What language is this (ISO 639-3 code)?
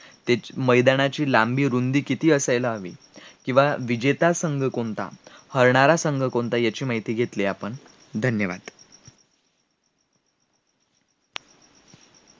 mar